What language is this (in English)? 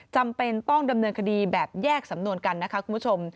Thai